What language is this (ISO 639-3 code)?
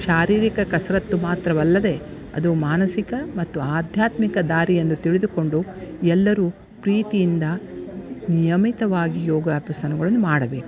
kan